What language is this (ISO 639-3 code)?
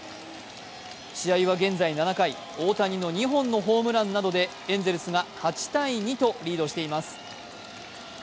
jpn